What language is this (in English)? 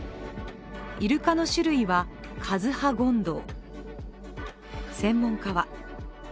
Japanese